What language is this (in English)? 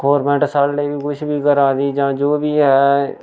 Dogri